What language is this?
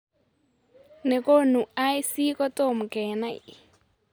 Kalenjin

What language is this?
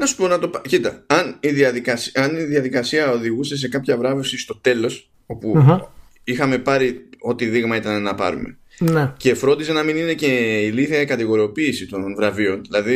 Greek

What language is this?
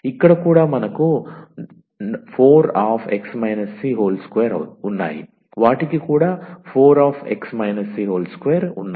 Telugu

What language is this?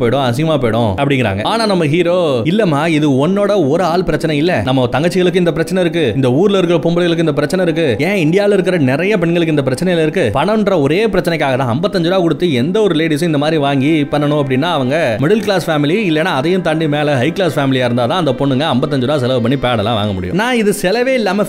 Tamil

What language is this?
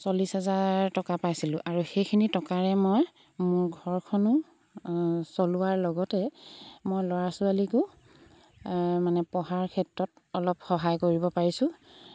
Assamese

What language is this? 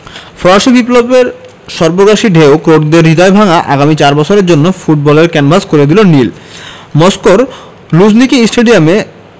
Bangla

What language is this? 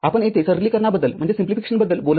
Marathi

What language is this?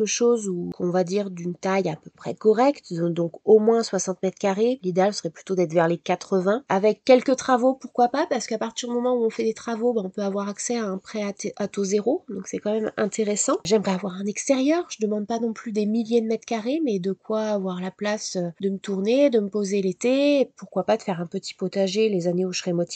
French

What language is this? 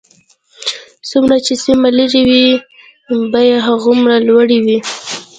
Pashto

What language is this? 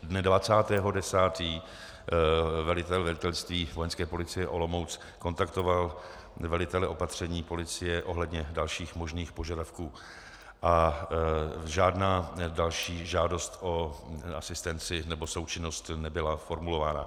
Czech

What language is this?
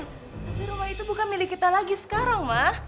Indonesian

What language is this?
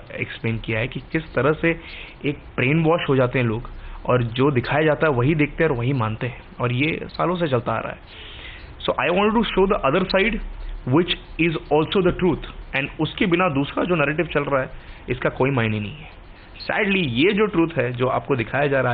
Hindi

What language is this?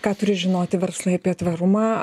Lithuanian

